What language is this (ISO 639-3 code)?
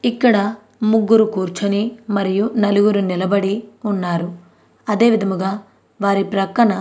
tel